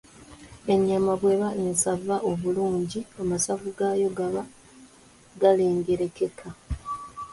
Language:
Ganda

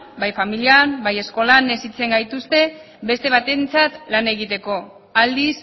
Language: Basque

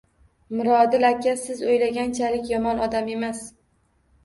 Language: Uzbek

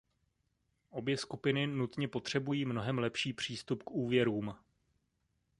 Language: Czech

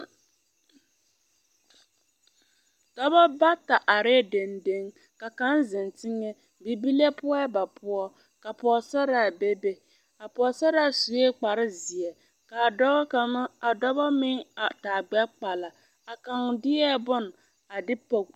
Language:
Southern Dagaare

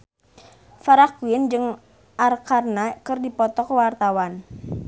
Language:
Sundanese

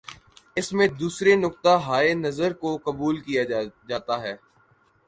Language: Urdu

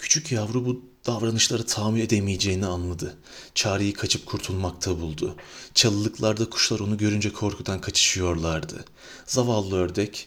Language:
Turkish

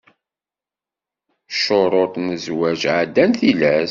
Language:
Kabyle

